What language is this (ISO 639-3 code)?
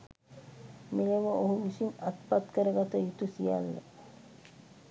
sin